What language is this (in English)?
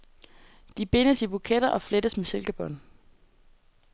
Danish